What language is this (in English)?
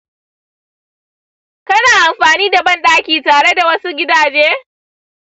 Hausa